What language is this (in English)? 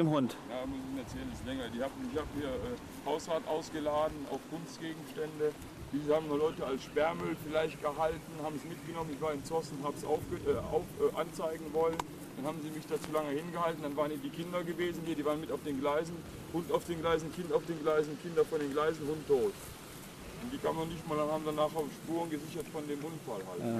German